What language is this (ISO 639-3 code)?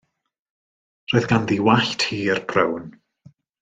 cym